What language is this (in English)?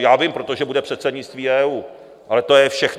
Czech